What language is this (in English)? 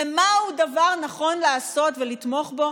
Hebrew